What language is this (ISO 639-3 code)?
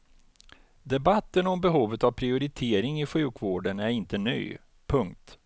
swe